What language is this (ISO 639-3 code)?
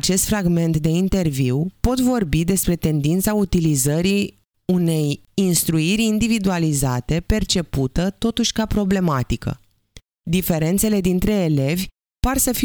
ron